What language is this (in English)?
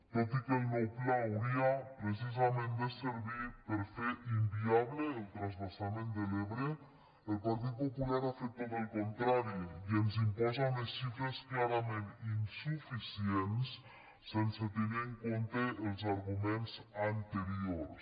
Catalan